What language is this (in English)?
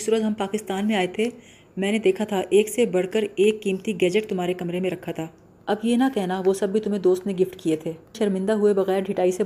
Urdu